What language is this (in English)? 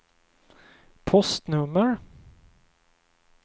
Swedish